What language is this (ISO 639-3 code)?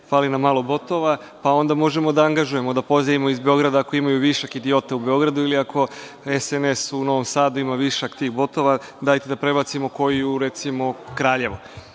srp